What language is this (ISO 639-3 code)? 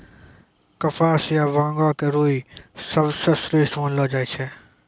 mai